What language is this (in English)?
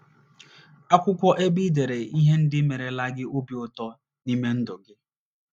Igbo